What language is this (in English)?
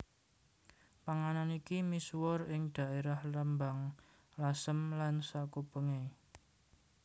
Javanese